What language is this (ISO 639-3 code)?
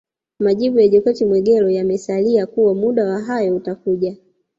swa